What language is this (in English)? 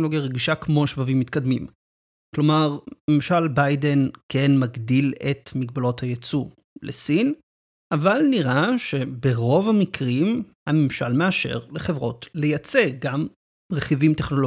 Hebrew